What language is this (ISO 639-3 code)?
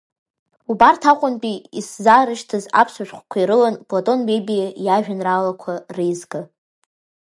abk